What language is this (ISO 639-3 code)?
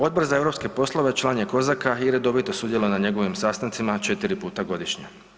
hrv